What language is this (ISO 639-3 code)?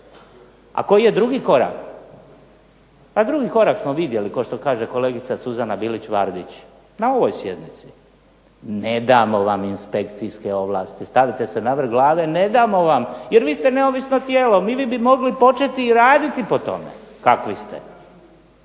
hrv